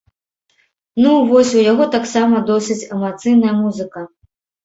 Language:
Belarusian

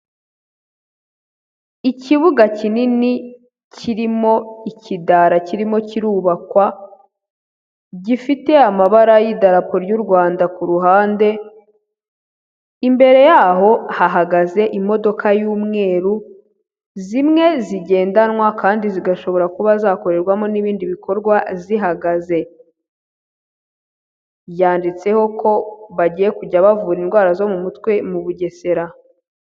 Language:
Kinyarwanda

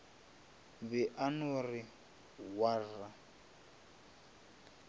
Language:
Northern Sotho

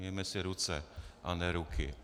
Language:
Czech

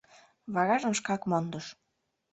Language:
Mari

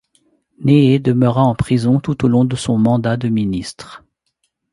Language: French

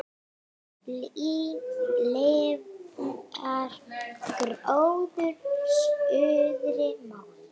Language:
Icelandic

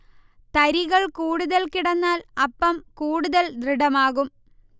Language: Malayalam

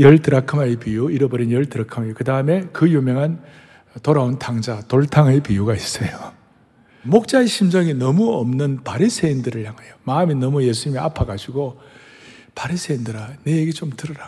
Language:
Korean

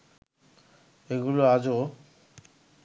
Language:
Bangla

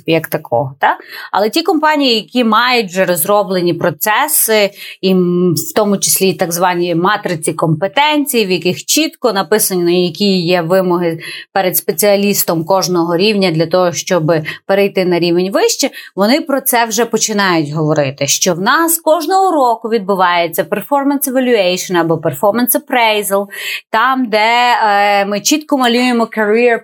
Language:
Ukrainian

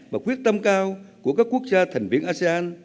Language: Vietnamese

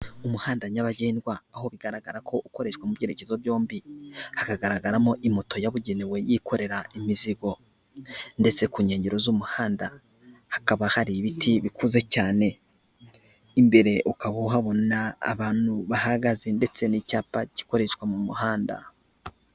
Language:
Kinyarwanda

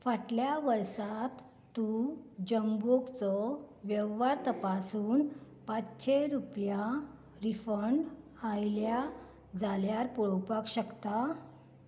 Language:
Konkani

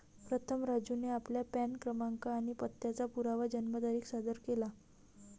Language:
Marathi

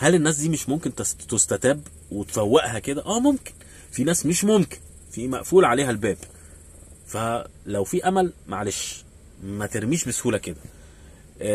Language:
Arabic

